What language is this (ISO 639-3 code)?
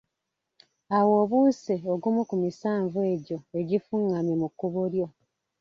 lug